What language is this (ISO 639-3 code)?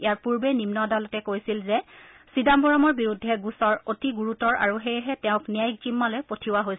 asm